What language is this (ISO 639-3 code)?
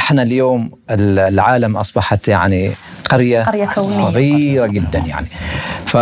ara